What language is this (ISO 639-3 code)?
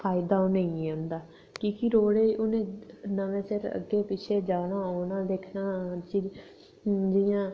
doi